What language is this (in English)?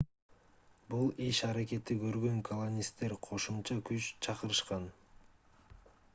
Kyrgyz